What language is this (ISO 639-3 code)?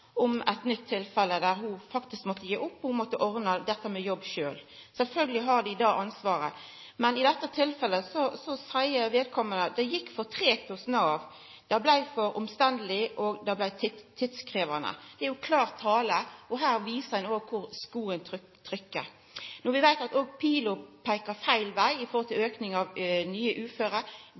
nno